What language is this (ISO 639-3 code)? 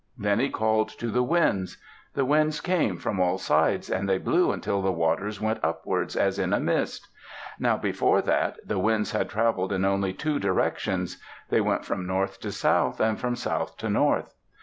eng